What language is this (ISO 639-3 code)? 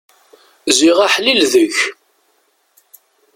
kab